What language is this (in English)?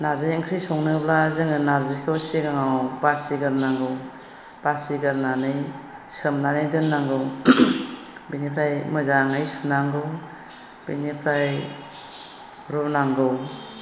Bodo